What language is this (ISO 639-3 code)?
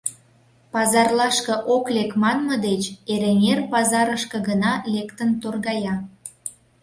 chm